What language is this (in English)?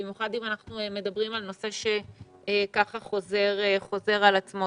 Hebrew